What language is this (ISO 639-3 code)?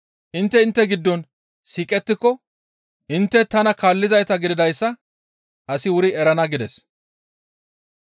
gmv